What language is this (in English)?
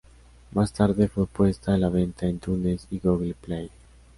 Spanish